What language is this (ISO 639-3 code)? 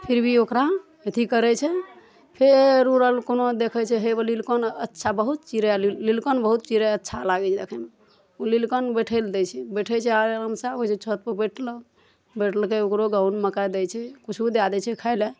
mai